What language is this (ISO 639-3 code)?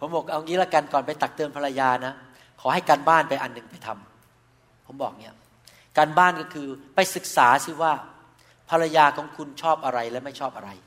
tha